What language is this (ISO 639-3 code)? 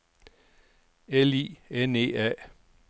dan